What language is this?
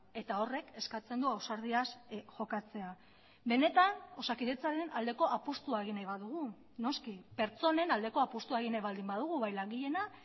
Basque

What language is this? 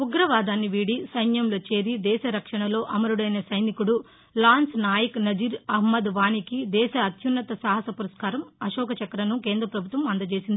Telugu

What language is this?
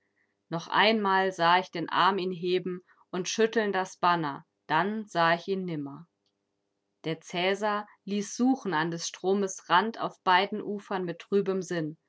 German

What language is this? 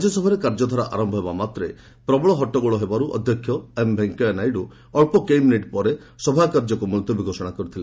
Odia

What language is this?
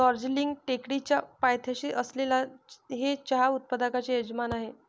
Marathi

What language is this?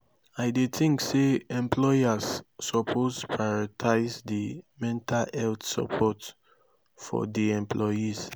Nigerian Pidgin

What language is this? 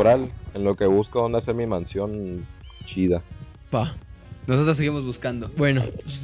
Spanish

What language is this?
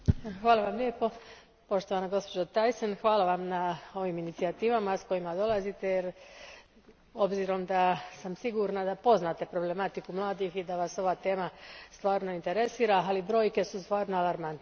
Croatian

